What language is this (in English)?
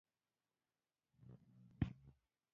Pashto